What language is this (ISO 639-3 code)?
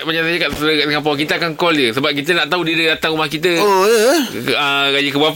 msa